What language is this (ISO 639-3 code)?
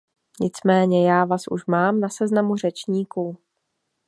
ces